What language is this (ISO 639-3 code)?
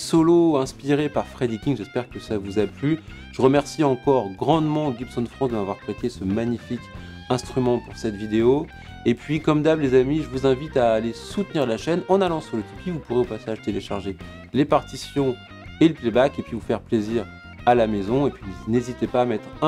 fra